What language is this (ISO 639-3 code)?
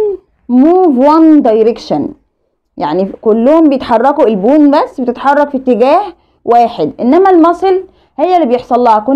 ara